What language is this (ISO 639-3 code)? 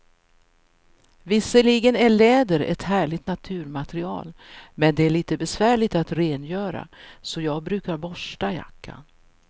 swe